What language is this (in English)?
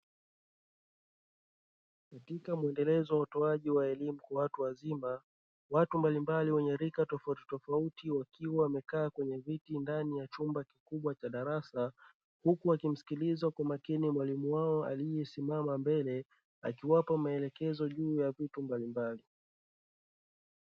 Swahili